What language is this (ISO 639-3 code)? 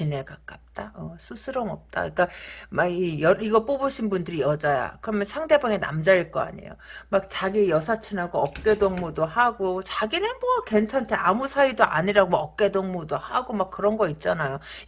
kor